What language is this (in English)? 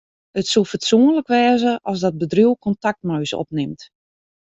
Western Frisian